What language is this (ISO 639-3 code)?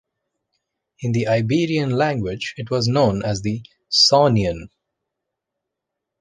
eng